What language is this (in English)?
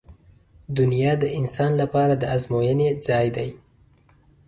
Pashto